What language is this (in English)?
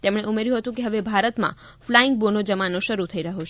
Gujarati